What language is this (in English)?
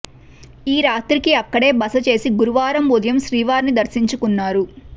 Telugu